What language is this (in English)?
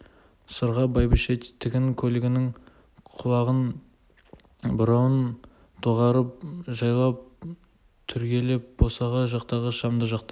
Kazakh